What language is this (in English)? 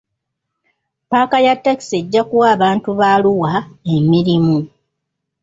Ganda